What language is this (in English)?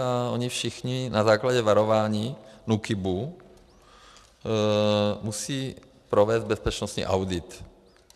Czech